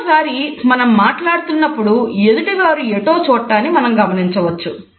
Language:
Telugu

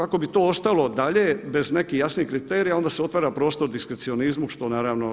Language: Croatian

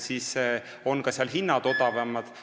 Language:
Estonian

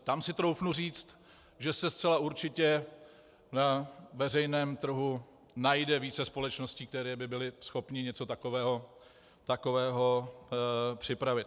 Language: Czech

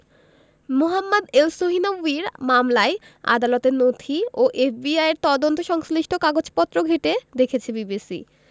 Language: Bangla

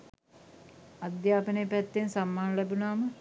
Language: Sinhala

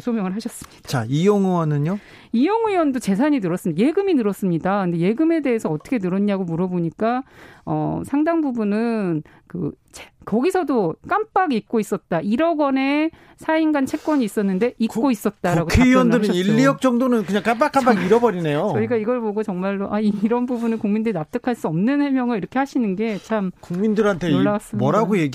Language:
Korean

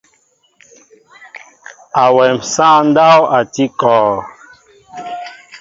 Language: Mbo (Cameroon)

